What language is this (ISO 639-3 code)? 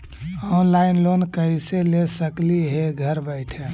mag